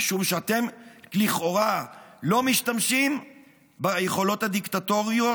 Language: Hebrew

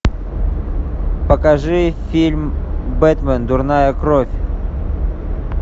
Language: Russian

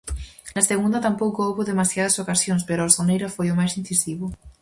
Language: Galician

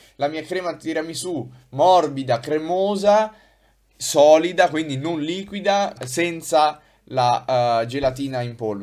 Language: Italian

